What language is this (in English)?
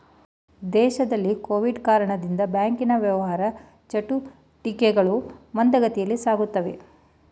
Kannada